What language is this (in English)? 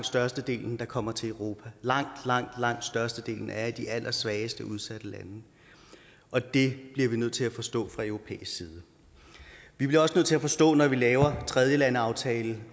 Danish